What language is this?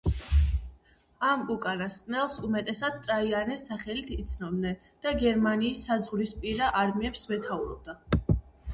Georgian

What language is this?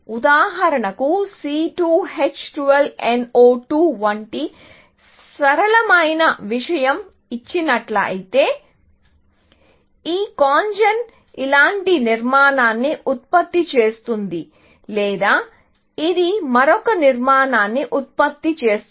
Telugu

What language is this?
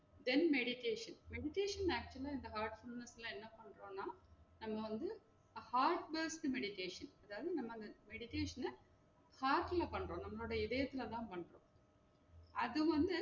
Tamil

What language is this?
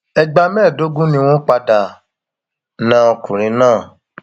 Yoruba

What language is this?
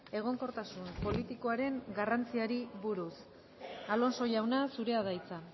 Basque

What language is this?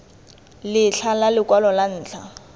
Tswana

